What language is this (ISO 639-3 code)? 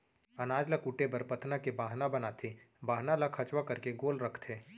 hne